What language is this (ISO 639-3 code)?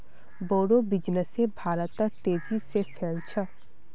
mag